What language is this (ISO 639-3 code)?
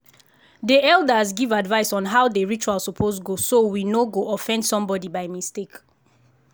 pcm